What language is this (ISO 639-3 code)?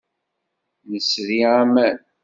kab